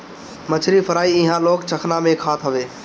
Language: Bhojpuri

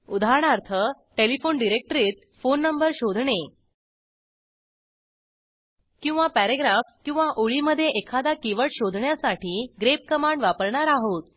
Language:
Marathi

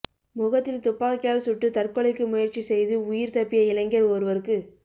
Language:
Tamil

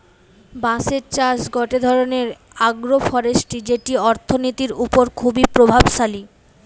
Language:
Bangla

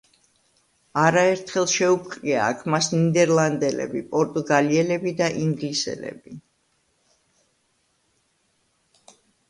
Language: Georgian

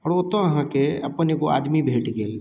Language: Maithili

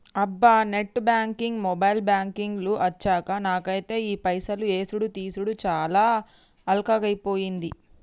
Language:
Telugu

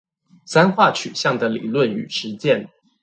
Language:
Chinese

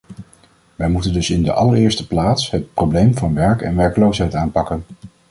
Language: Dutch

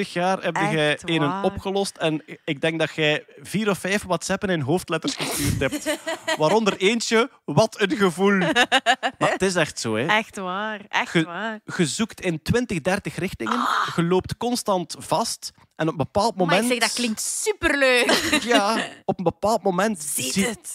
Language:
Dutch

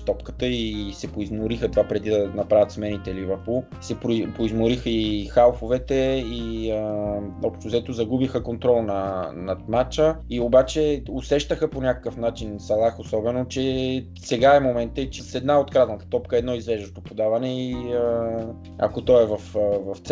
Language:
Bulgarian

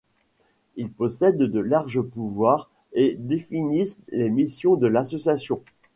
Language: French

